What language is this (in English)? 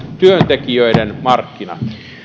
Finnish